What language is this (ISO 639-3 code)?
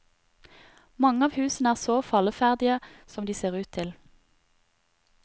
nor